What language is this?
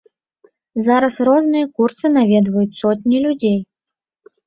Belarusian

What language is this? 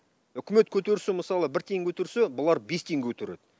Kazakh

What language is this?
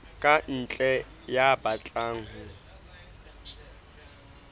Southern Sotho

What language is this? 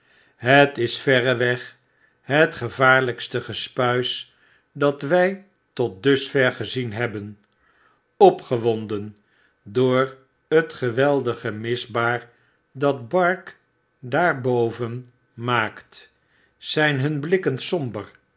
Dutch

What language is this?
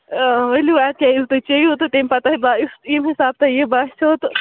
Kashmiri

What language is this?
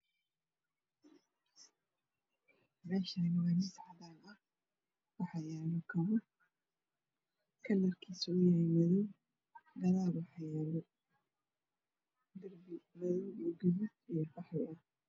Somali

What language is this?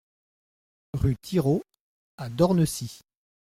French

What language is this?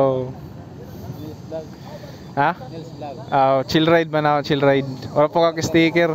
Filipino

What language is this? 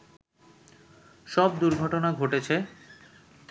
Bangla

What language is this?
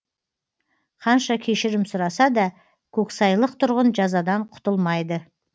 Kazakh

